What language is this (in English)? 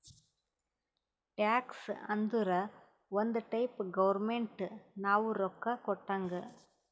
Kannada